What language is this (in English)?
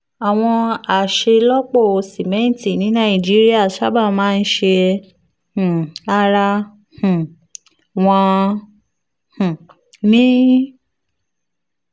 Yoruba